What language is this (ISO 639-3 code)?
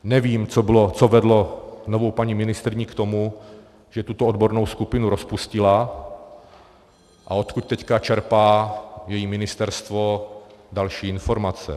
ces